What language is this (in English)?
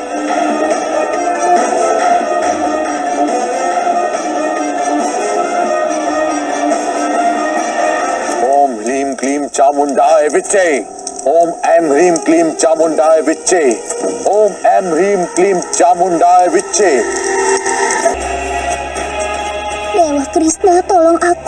Indonesian